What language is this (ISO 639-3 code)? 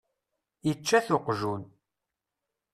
kab